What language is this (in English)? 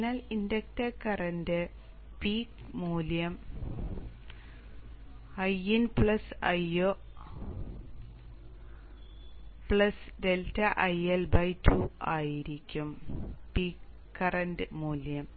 Malayalam